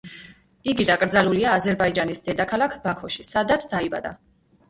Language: Georgian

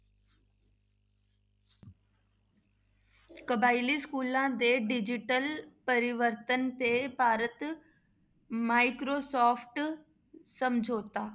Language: Punjabi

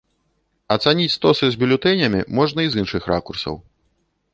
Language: Belarusian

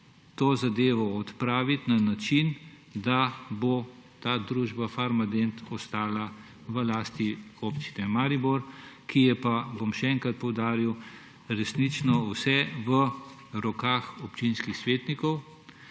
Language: Slovenian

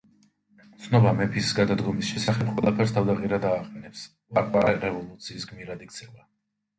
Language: Georgian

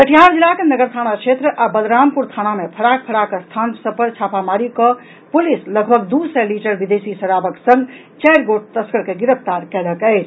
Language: Maithili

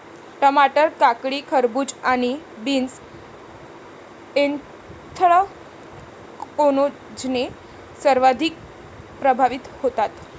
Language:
Marathi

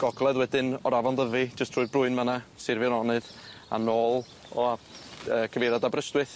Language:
Welsh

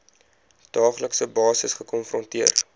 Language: Afrikaans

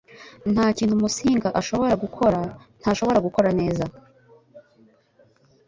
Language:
Kinyarwanda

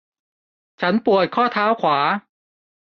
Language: Thai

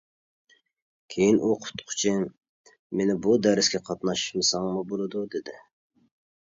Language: Uyghur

